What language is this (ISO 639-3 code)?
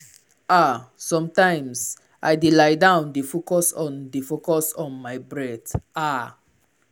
pcm